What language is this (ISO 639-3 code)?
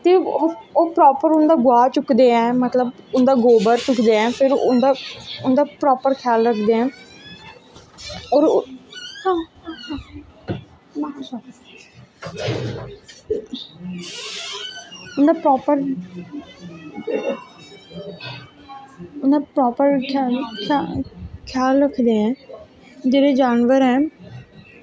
doi